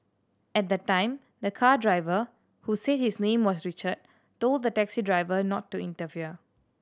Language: English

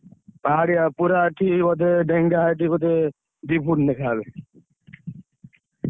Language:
Odia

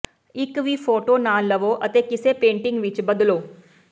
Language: Punjabi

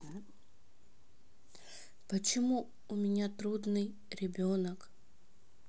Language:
Russian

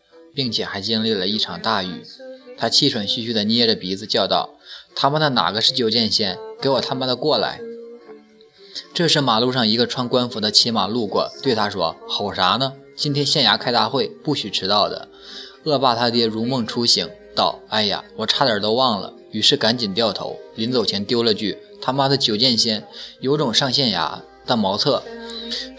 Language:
Chinese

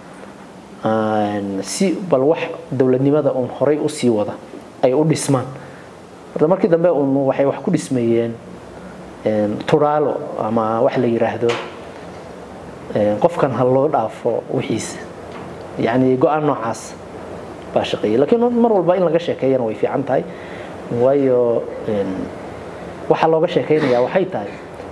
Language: Arabic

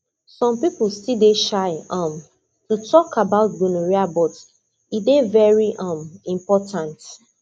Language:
Nigerian Pidgin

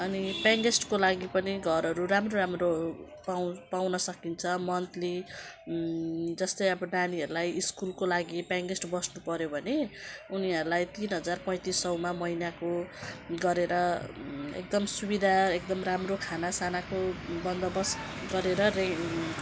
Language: Nepali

